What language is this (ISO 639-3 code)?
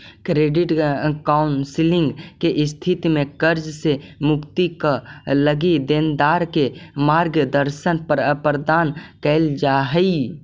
mag